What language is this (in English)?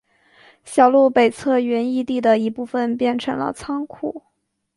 Chinese